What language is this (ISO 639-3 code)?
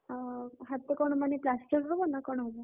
ori